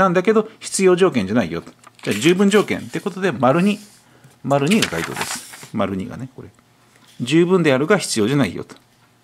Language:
Japanese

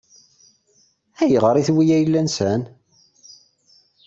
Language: Kabyle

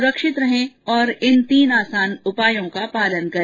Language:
Hindi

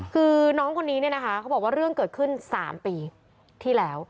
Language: Thai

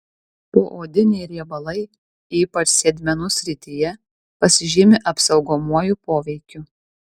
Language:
Lithuanian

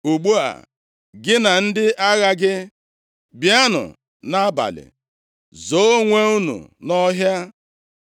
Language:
Igbo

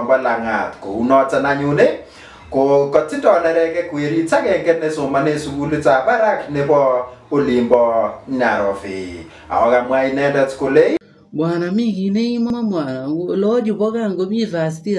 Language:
Portuguese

